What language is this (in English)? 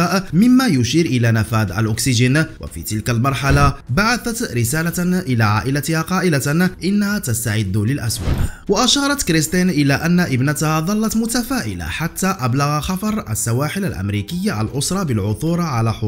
Arabic